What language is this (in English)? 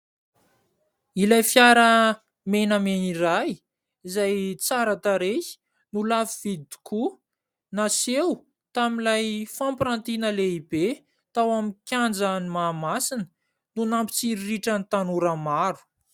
Malagasy